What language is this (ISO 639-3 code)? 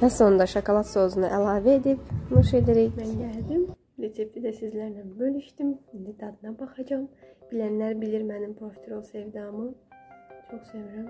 tur